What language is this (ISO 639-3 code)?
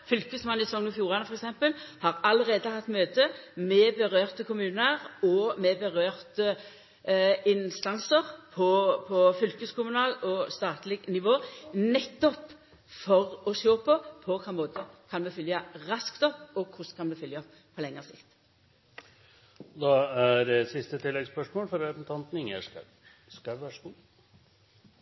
nor